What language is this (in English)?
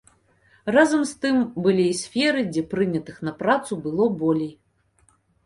Belarusian